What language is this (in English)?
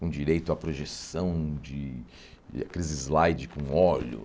Portuguese